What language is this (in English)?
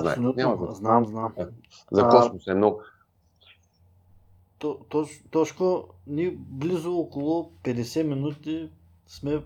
Bulgarian